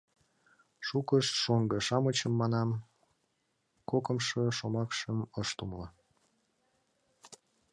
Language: Mari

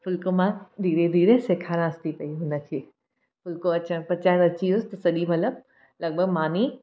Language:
Sindhi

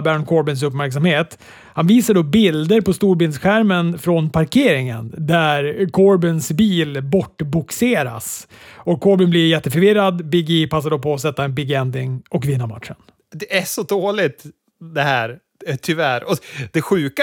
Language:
Swedish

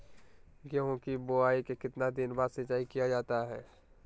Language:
Magahi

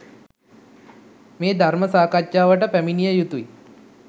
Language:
Sinhala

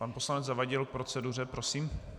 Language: Czech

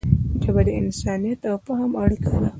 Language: Pashto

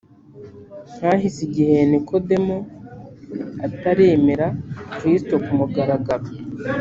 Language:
Kinyarwanda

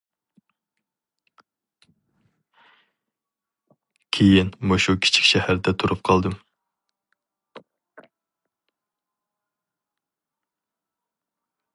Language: Uyghur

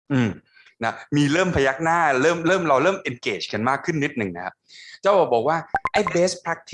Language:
Thai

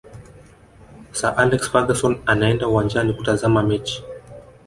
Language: Swahili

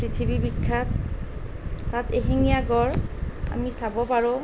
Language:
Assamese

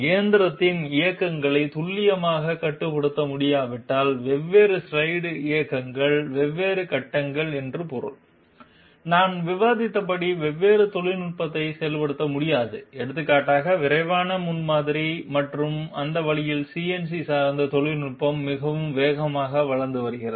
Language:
Tamil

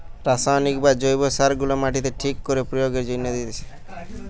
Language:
Bangla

